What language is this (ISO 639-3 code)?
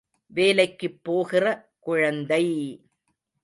tam